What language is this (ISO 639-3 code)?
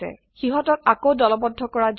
asm